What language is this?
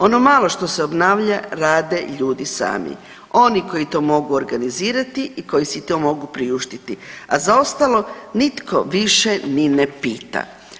Croatian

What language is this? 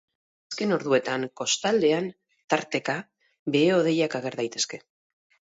Basque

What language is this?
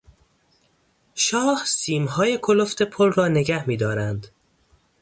Persian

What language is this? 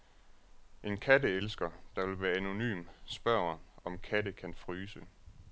Danish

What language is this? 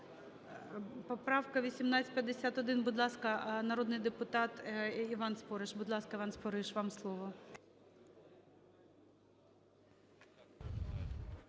Ukrainian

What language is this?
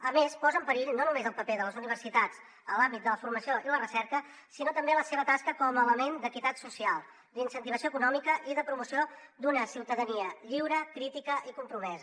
Catalan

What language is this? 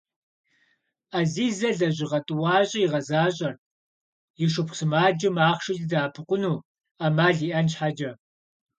Kabardian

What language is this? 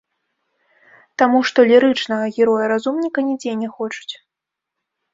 Belarusian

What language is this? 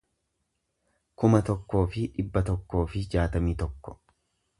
Oromo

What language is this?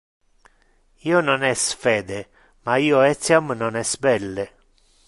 Interlingua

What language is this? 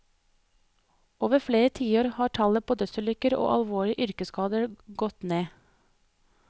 Norwegian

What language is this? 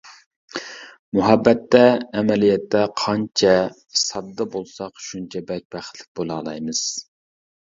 Uyghur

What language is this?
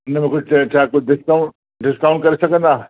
Sindhi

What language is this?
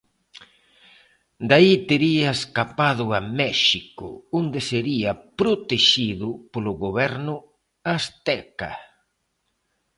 Galician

